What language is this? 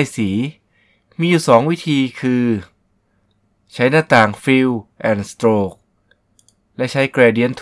Thai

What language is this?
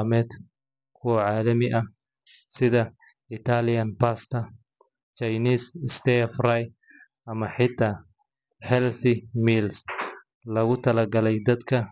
Somali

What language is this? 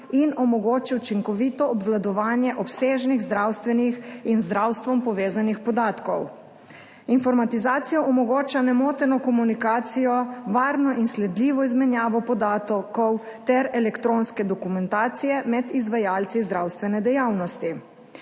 Slovenian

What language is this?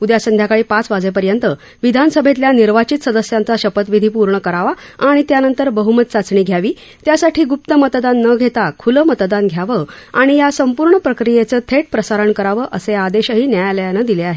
Marathi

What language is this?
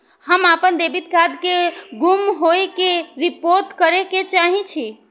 Maithili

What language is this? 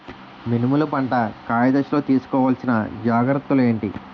Telugu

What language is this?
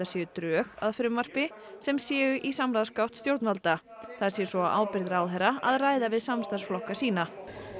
Icelandic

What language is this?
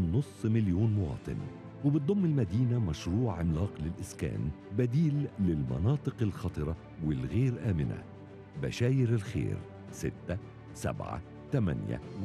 Arabic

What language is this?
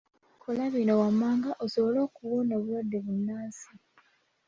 Ganda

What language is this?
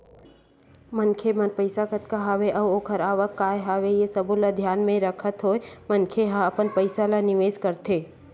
Chhattisgarhi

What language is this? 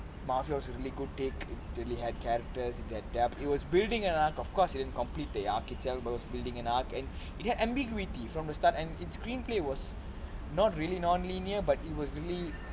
English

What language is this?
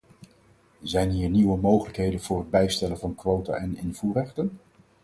Dutch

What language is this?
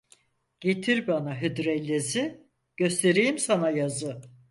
Turkish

